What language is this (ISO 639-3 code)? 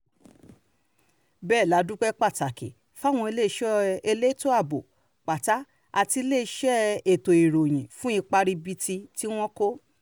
yor